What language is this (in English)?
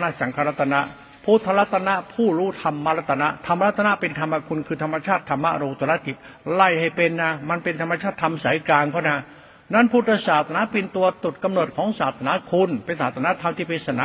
Thai